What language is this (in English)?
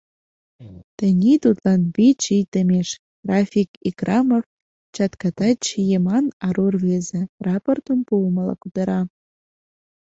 Mari